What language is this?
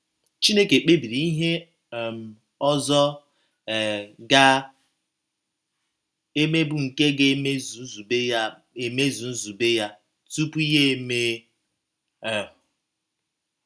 Igbo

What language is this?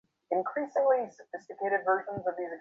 Bangla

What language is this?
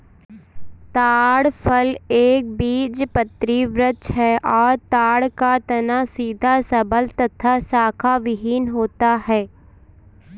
Hindi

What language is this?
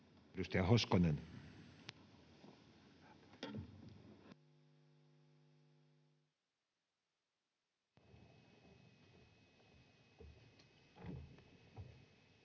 Finnish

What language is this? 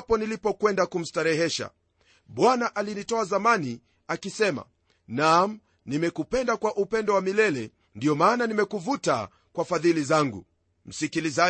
Swahili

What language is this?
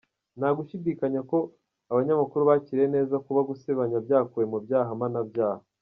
Kinyarwanda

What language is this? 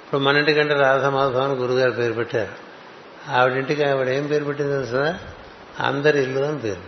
Telugu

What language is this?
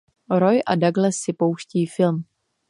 Czech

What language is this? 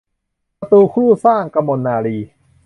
Thai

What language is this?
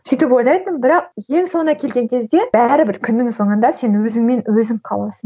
Kazakh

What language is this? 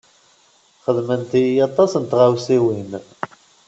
Kabyle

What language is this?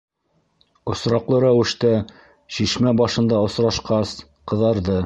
Bashkir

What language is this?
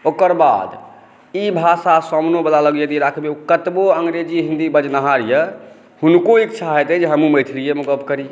Maithili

